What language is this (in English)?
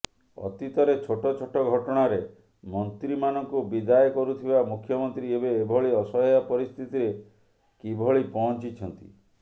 Odia